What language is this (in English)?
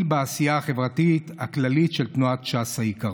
Hebrew